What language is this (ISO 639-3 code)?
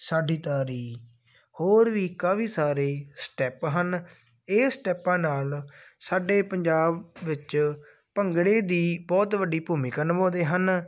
pan